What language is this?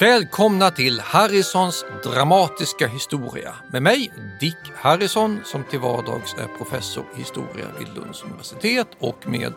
Swedish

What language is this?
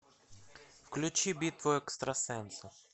Russian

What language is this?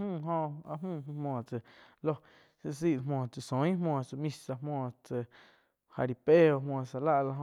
Quiotepec Chinantec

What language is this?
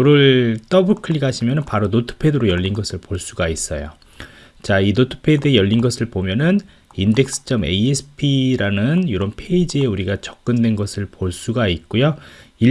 Korean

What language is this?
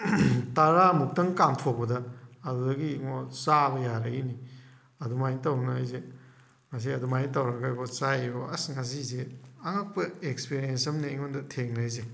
Manipuri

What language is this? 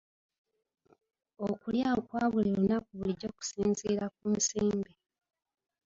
Ganda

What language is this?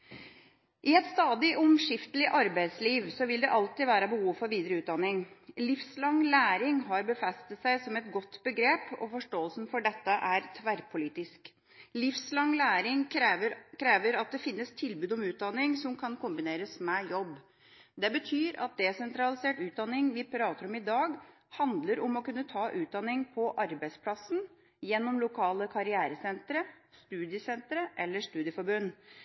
Norwegian Bokmål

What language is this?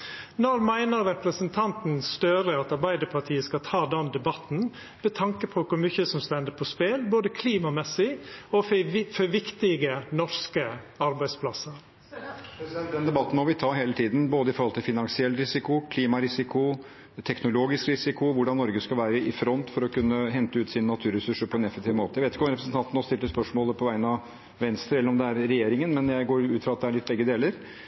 Norwegian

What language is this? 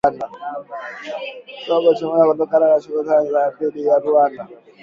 Swahili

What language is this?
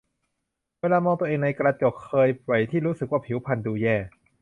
Thai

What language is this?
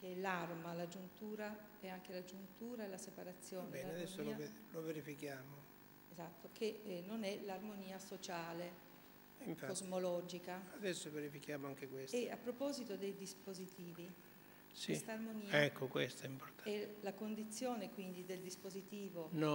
Italian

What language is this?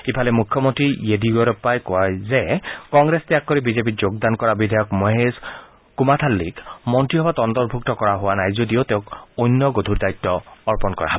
Assamese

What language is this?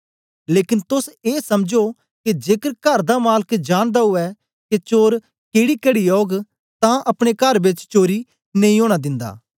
Dogri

